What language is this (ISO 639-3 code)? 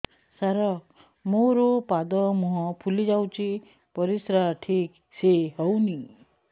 ori